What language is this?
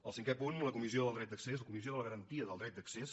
Catalan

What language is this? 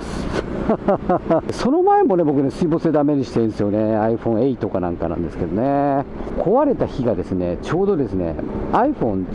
Japanese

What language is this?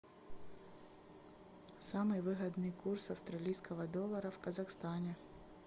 Russian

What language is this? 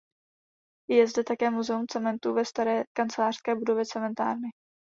Czech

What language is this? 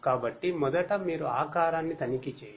Telugu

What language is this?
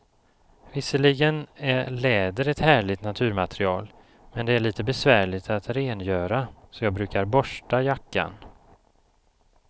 Swedish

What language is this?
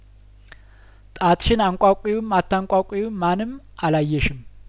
Amharic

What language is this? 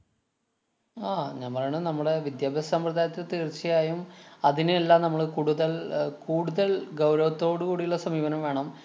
Malayalam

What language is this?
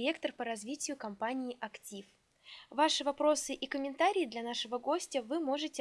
Russian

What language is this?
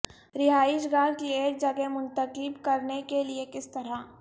Urdu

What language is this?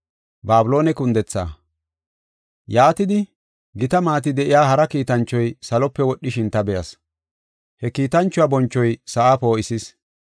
Gofa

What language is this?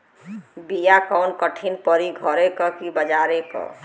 Bhojpuri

